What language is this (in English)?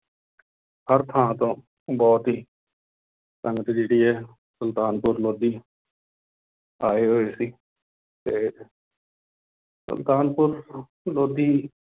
Punjabi